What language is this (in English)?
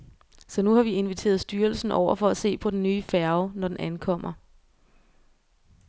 Danish